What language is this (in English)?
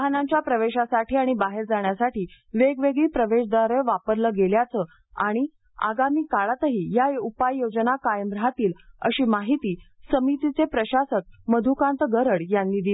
Marathi